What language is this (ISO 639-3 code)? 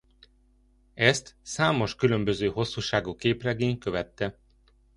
hun